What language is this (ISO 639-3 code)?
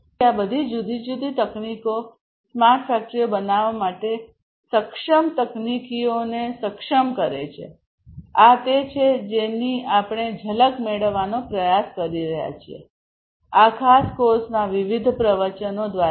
guj